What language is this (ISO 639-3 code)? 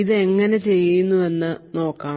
mal